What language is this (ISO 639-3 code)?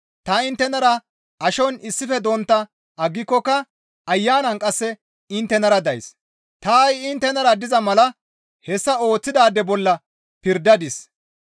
gmv